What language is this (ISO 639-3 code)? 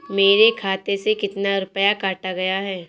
hin